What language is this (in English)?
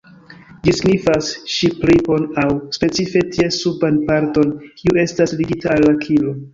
Esperanto